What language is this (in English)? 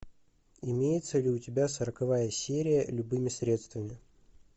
Russian